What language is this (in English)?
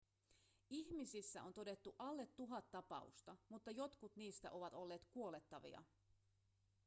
Finnish